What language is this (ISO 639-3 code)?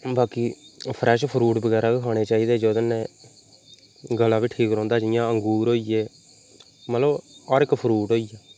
doi